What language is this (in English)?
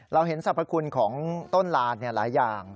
Thai